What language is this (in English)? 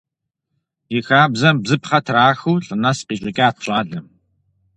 Kabardian